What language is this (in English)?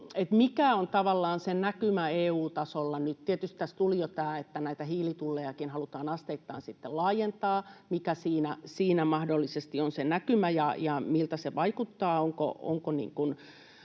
Finnish